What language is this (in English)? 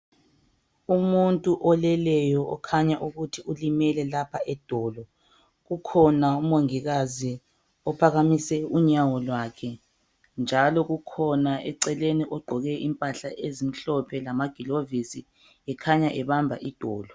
North Ndebele